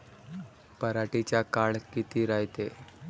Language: Marathi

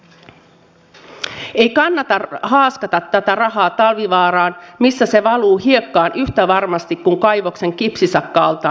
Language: Finnish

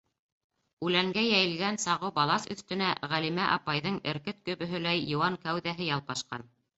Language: Bashkir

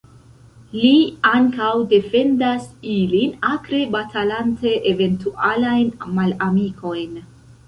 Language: Esperanto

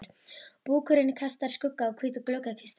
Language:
Icelandic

